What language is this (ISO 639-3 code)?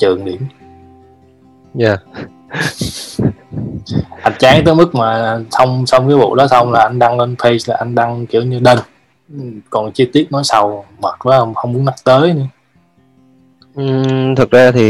vie